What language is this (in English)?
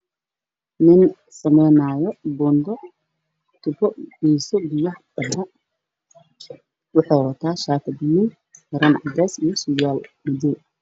Somali